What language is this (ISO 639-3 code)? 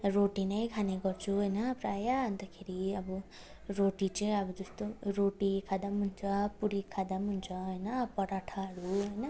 nep